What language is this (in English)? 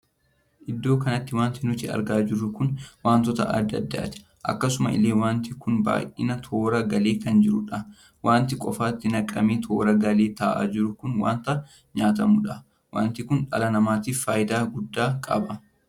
Oromo